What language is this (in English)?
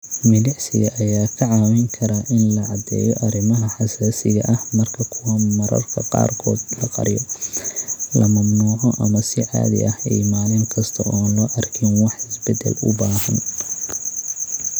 Somali